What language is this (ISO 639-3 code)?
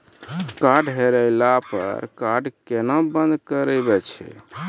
mai